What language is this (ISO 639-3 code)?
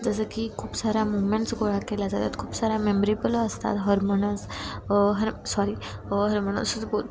mar